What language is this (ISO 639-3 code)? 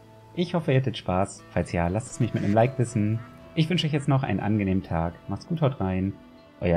deu